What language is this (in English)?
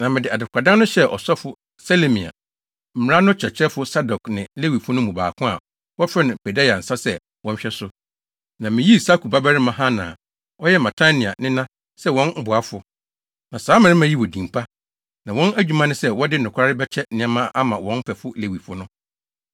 Akan